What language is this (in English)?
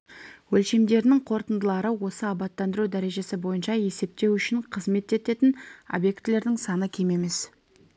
Kazakh